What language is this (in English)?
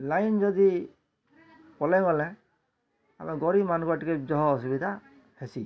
Odia